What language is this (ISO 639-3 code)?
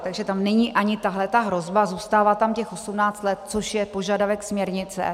ces